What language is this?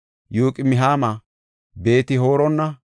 Gofa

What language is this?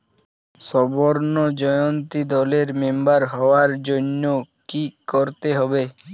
Bangla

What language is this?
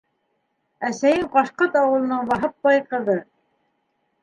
Bashkir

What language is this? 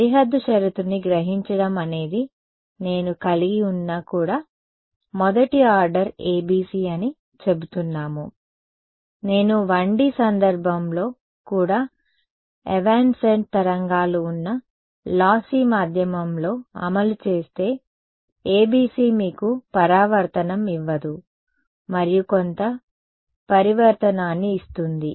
Telugu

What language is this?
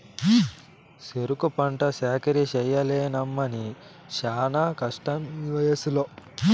Telugu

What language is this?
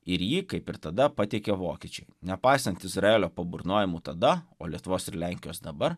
Lithuanian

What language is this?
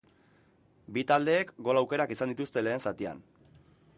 Basque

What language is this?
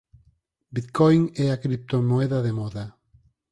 Galician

